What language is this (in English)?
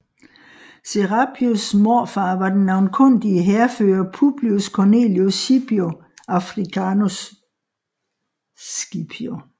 Danish